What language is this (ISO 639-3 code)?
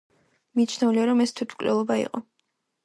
kat